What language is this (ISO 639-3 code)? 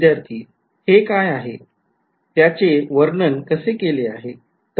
mar